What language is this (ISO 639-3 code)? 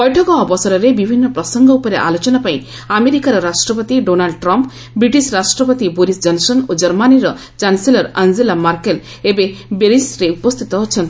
ori